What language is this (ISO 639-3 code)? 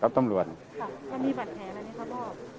tha